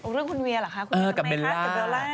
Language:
Thai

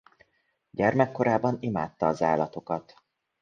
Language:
Hungarian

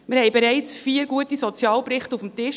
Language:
Swiss German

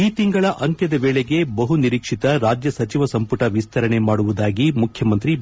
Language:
Kannada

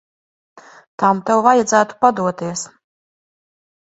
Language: Latvian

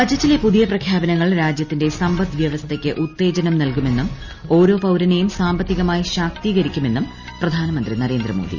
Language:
Malayalam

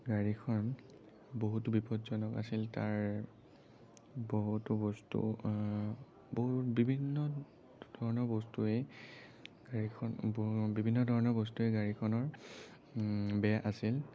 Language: Assamese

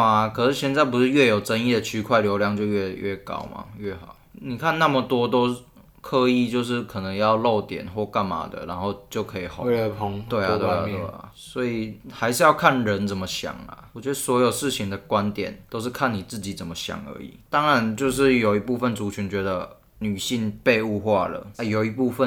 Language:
Chinese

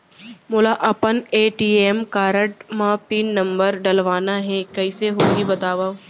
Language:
Chhattisgarhi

